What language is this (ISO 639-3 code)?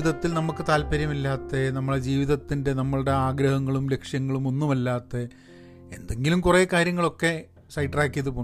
mal